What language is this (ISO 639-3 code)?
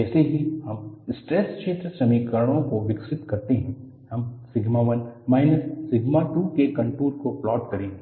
hin